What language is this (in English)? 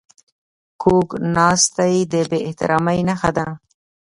Pashto